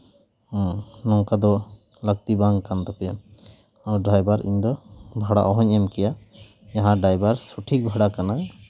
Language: Santali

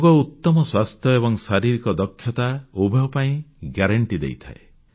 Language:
Odia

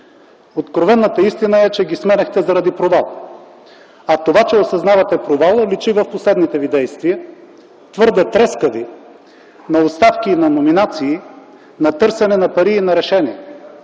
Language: Bulgarian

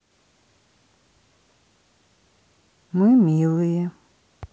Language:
Russian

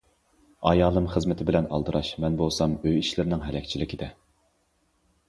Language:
Uyghur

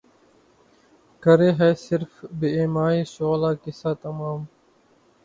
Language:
Urdu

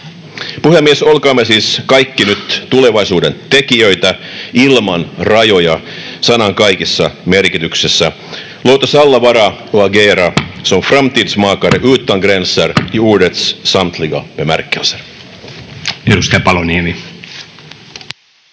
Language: Finnish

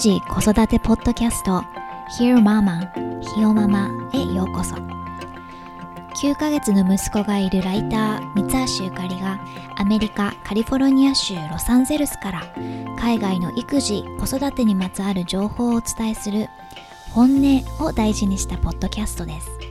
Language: Japanese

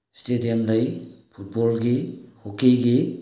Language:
Manipuri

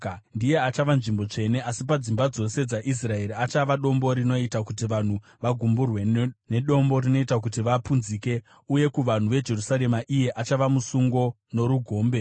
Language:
Shona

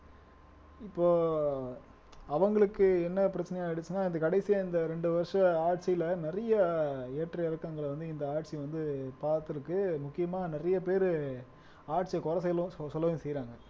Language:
Tamil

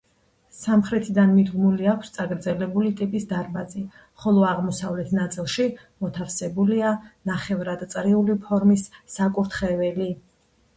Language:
Georgian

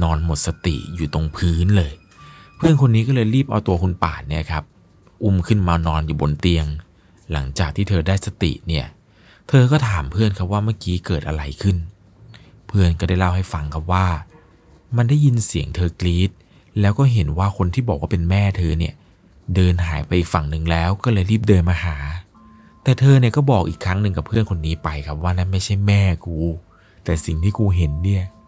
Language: Thai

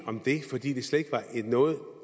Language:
Danish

